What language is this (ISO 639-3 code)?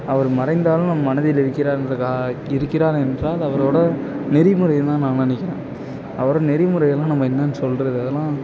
tam